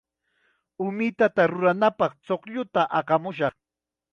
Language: Chiquián Ancash Quechua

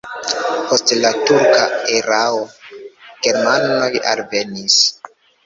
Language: Esperanto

